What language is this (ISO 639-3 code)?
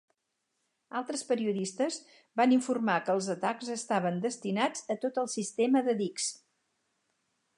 cat